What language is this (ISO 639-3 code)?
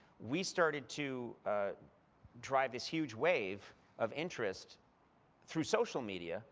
eng